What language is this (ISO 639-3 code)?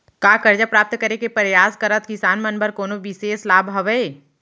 hne